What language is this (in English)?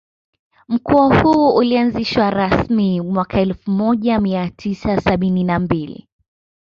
Swahili